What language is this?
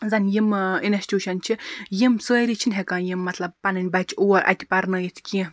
Kashmiri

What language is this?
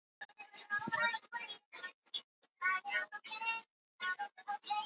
Swahili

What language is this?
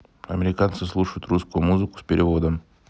Russian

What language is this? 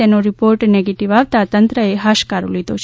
Gujarati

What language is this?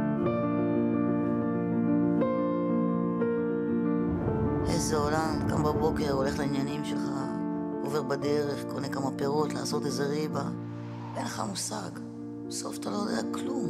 Hebrew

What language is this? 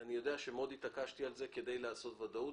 Hebrew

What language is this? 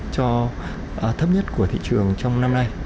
Vietnamese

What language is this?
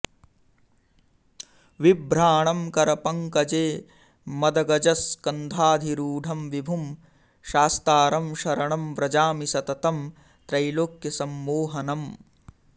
Sanskrit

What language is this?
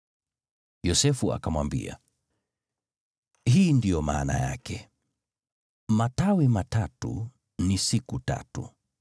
Swahili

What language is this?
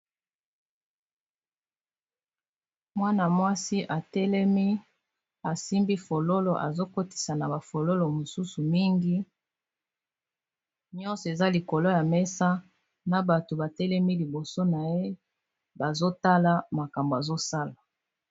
Lingala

